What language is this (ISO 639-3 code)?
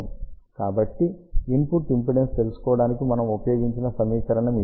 tel